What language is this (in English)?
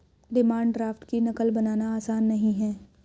Hindi